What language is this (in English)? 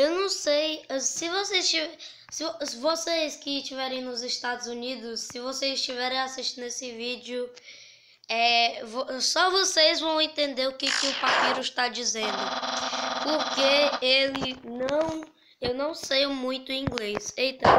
Portuguese